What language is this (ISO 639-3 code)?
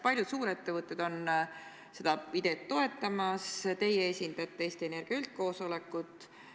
est